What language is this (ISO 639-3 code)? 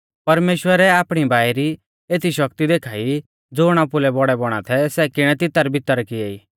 bfz